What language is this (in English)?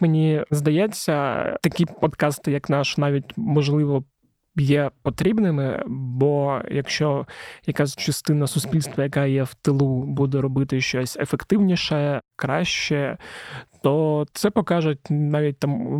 Ukrainian